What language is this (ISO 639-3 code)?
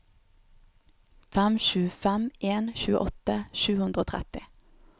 nor